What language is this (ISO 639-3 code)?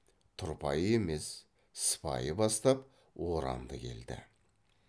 kaz